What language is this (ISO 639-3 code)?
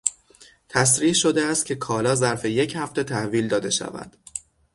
fas